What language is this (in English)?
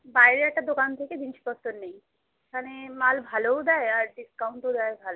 Bangla